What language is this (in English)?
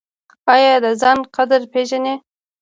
Pashto